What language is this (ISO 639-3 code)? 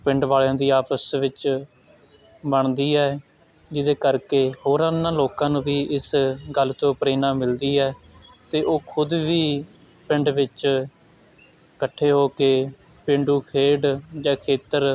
pan